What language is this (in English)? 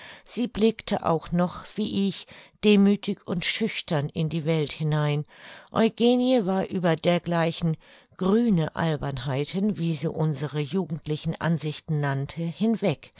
German